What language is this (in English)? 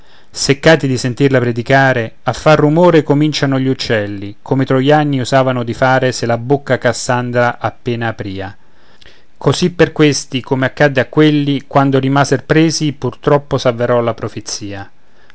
Italian